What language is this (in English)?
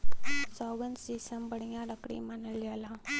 Bhojpuri